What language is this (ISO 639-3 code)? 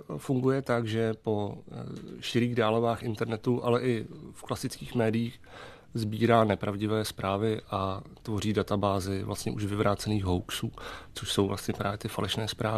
ces